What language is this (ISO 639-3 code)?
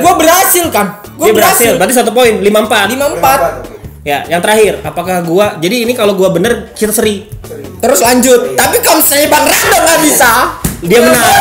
ind